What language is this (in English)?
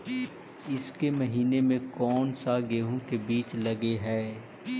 Magahi